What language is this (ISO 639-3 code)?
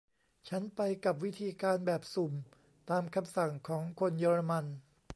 tha